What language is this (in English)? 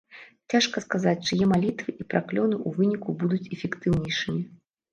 Belarusian